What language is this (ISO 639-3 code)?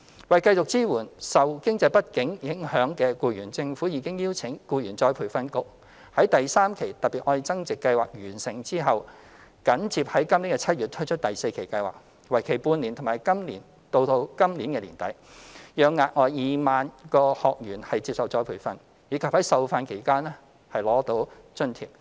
yue